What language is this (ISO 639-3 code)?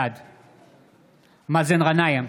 heb